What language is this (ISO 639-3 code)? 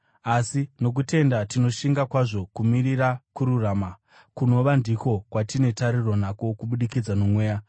sna